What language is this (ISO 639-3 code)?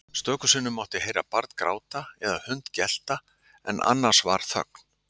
isl